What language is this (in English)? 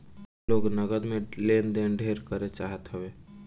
Bhojpuri